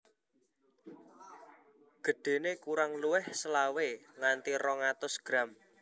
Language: Javanese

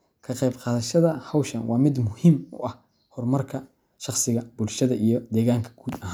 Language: Somali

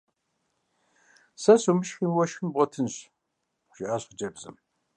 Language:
Kabardian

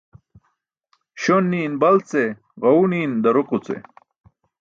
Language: Burushaski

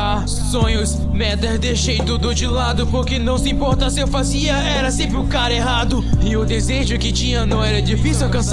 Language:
Portuguese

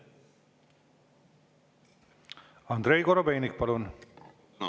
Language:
Estonian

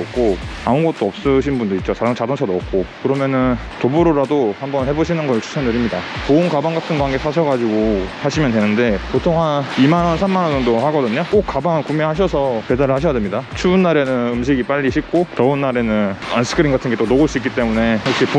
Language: Korean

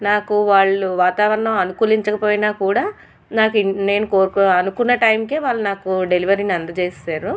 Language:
Telugu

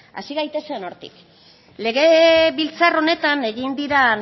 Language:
Basque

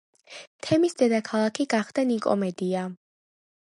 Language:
Georgian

